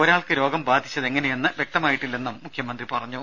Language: Malayalam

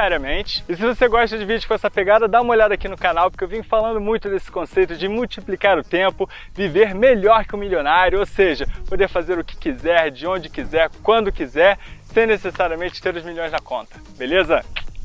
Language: Portuguese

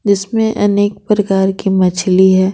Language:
Hindi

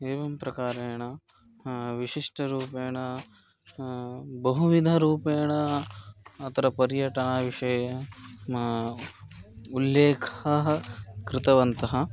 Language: Sanskrit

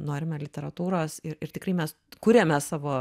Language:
Lithuanian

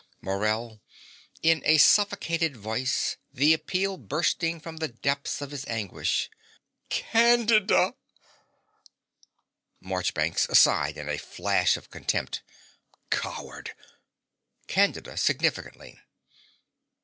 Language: English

